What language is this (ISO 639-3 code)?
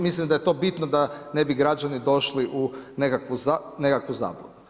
hrv